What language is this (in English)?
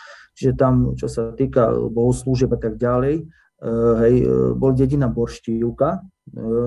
Slovak